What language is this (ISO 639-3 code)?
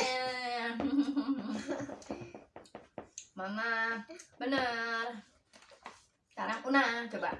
ind